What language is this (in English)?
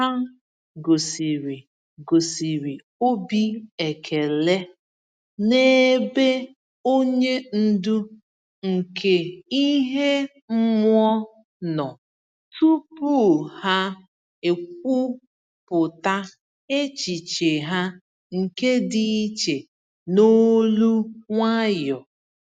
Igbo